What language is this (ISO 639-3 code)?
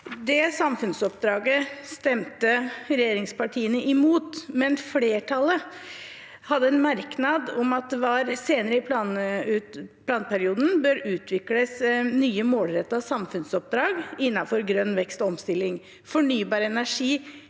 nor